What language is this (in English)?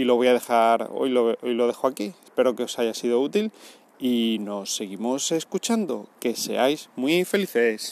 Spanish